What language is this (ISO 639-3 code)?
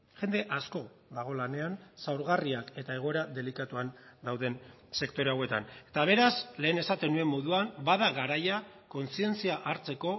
eus